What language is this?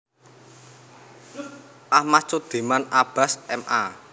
Javanese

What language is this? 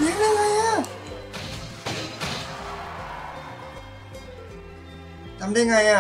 Thai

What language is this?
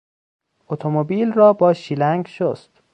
Persian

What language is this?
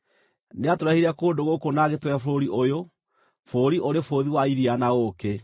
Kikuyu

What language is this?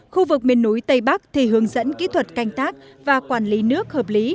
Vietnamese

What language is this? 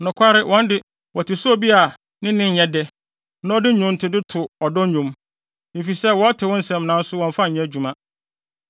Akan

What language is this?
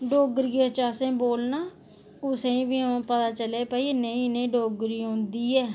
Dogri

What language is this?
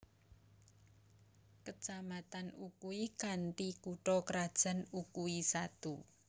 Javanese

